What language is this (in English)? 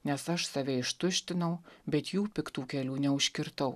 Lithuanian